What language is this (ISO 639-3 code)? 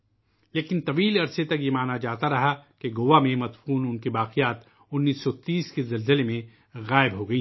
urd